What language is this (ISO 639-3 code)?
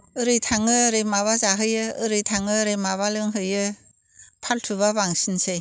brx